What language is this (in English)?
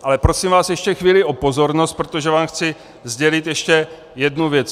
Czech